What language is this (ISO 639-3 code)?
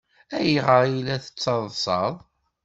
kab